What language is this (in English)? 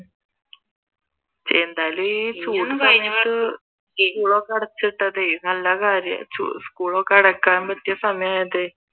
Malayalam